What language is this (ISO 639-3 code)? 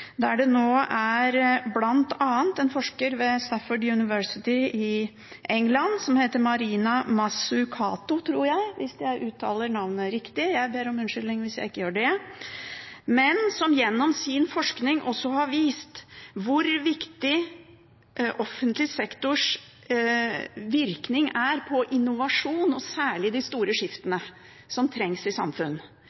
nob